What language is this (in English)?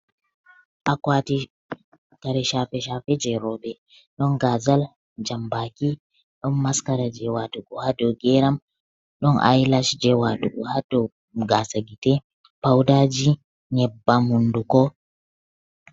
Fula